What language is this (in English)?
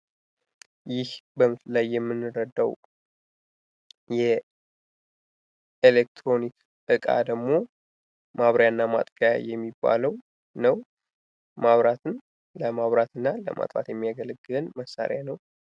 Amharic